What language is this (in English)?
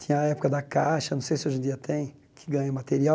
Portuguese